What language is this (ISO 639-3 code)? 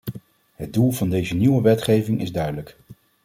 nld